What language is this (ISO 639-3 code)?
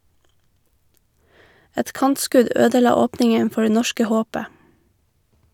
nor